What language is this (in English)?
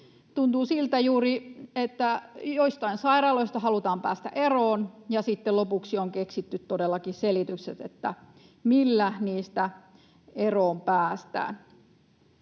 Finnish